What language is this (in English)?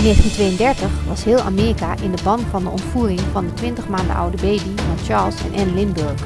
Dutch